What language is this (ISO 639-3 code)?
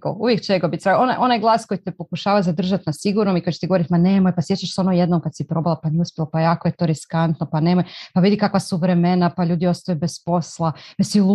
hrv